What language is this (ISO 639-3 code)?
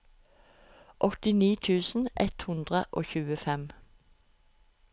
nor